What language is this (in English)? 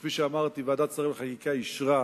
Hebrew